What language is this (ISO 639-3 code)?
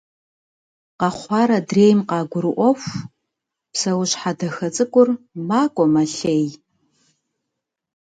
kbd